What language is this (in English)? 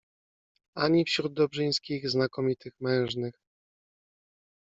Polish